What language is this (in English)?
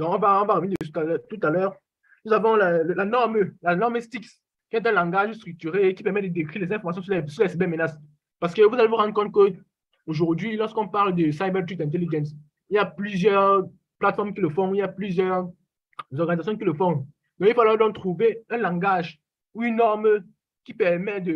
French